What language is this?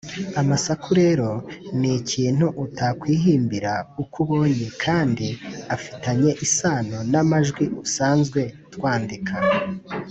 Kinyarwanda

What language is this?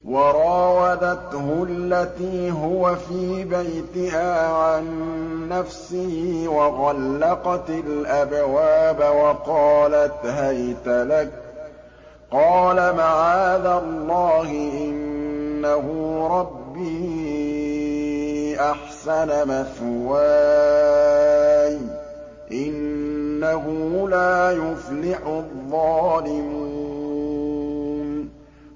Arabic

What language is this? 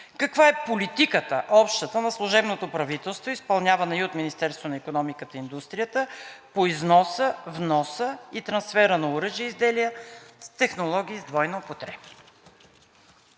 Bulgarian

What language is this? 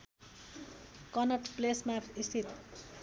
Nepali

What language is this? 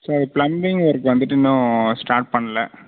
Tamil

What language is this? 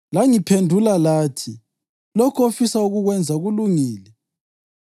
North Ndebele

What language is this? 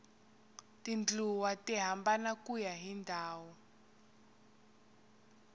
Tsonga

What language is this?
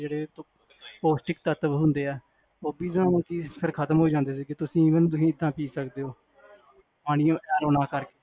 Punjabi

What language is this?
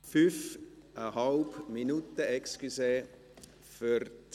Swiss German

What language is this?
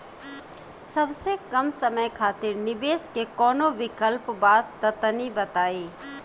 Bhojpuri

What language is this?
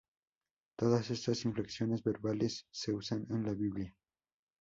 Spanish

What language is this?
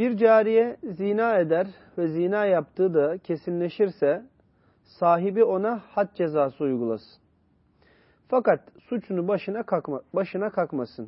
Turkish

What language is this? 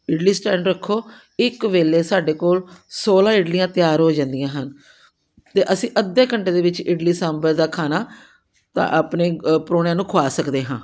Punjabi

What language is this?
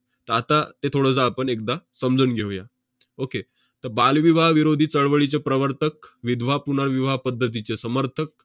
Marathi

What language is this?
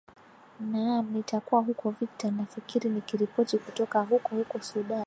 Swahili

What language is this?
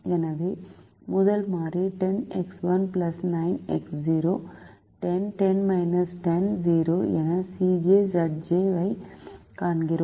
Tamil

